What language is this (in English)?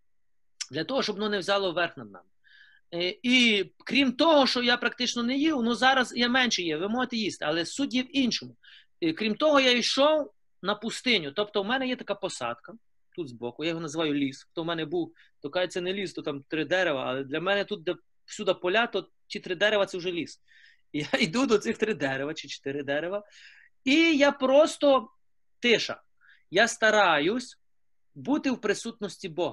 Ukrainian